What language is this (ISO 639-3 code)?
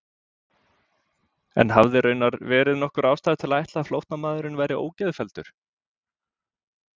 isl